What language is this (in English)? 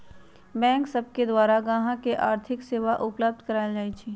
Magahi